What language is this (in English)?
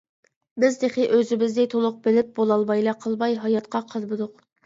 Uyghur